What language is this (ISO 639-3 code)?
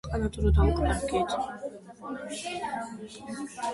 kat